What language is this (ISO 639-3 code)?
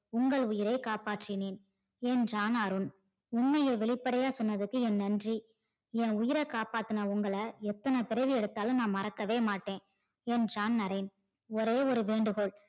tam